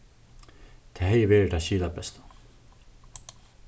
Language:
Faroese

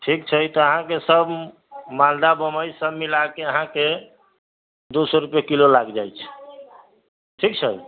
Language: Maithili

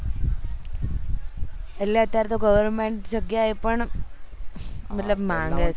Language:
Gujarati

